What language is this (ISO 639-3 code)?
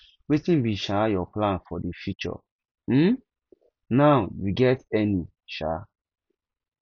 pcm